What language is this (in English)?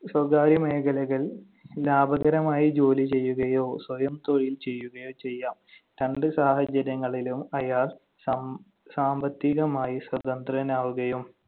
Malayalam